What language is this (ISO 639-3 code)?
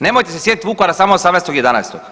hrv